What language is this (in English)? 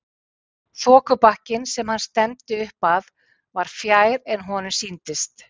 Icelandic